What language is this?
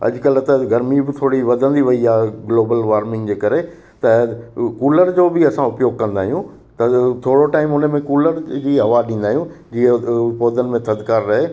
Sindhi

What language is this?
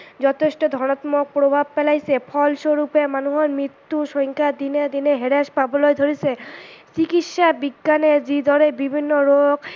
Assamese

